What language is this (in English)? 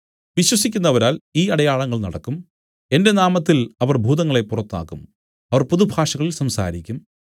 Malayalam